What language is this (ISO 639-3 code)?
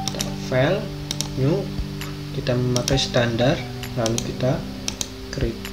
ind